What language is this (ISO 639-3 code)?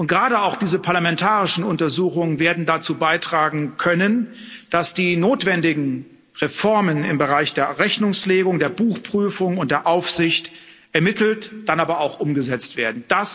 deu